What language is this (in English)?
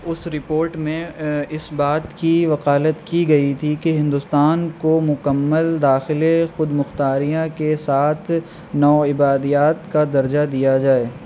Urdu